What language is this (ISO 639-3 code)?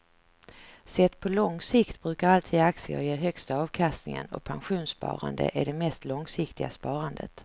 swe